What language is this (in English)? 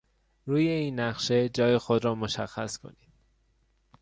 Persian